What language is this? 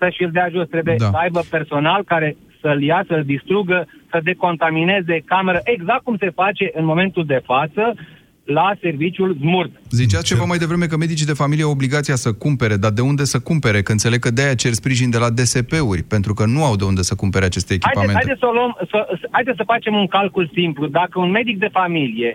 Romanian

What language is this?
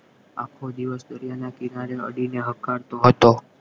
Gujarati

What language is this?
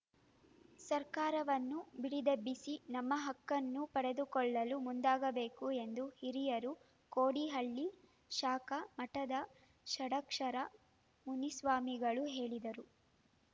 Kannada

